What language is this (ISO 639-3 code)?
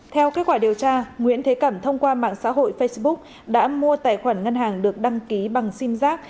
vie